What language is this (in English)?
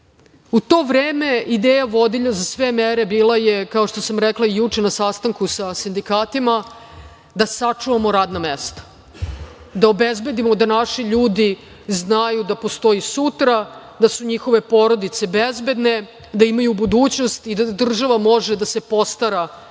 Serbian